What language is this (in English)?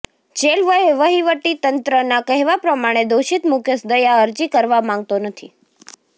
Gujarati